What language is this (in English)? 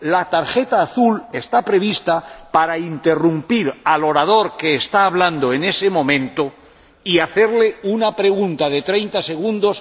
Spanish